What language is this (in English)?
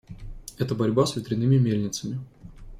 Russian